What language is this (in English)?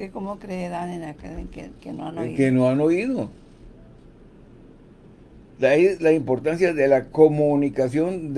Spanish